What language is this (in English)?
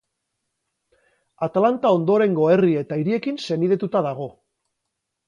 Basque